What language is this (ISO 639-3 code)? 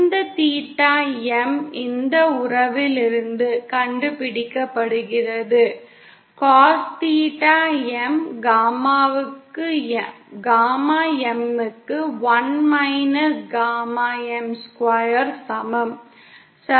tam